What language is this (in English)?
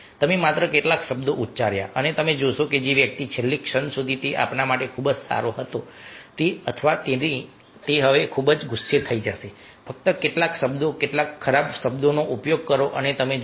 Gujarati